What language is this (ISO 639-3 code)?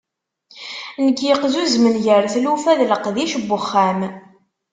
kab